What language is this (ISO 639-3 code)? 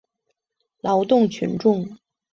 zho